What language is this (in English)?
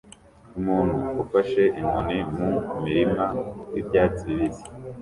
Kinyarwanda